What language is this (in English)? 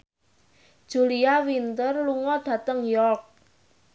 Javanese